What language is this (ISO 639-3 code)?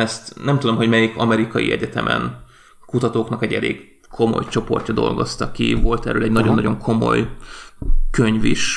hun